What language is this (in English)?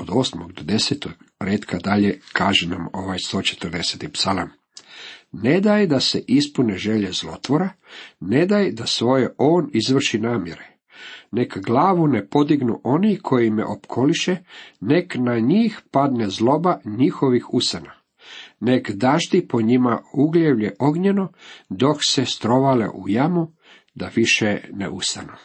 Croatian